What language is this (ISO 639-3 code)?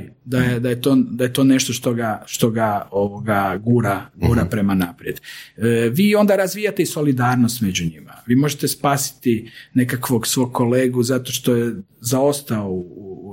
hrv